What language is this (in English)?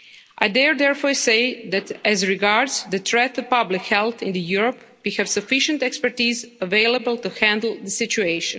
English